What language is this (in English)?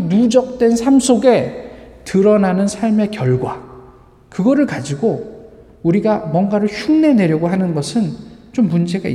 Korean